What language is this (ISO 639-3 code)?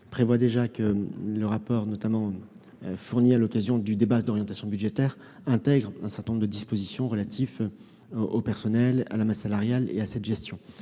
fra